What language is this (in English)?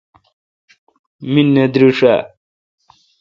Kalkoti